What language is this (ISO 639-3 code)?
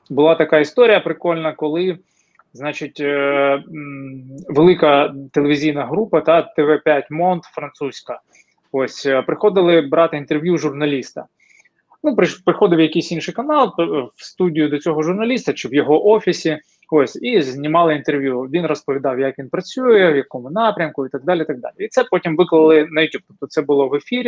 ukr